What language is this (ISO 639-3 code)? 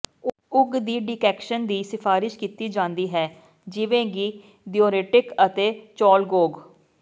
pan